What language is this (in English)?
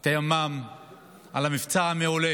Hebrew